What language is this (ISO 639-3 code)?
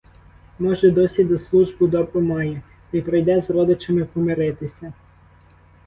ukr